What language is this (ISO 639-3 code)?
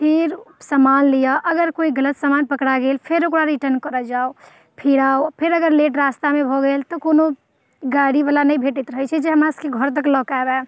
mai